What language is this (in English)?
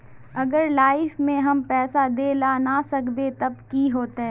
Magahi